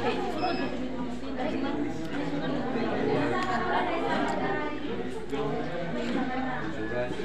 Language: Indonesian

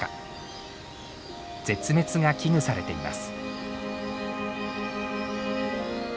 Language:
Japanese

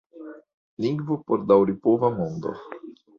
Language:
Esperanto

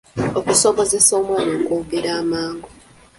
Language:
Ganda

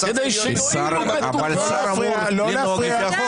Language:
Hebrew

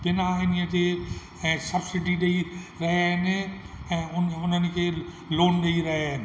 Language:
Sindhi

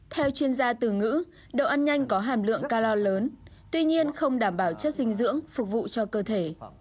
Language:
Vietnamese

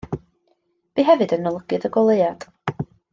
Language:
Welsh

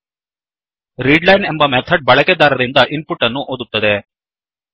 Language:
Kannada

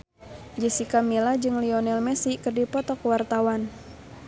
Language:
Sundanese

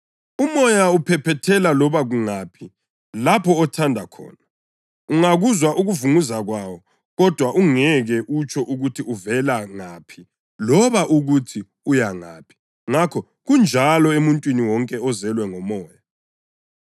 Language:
North Ndebele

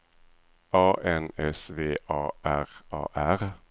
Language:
Swedish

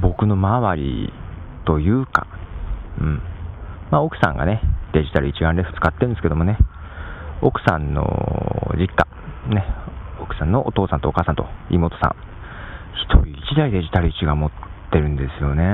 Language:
Japanese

